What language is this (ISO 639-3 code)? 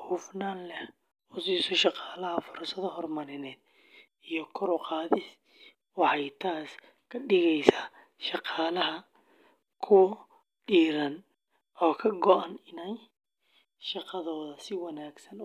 som